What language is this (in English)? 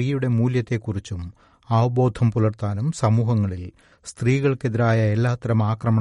Malayalam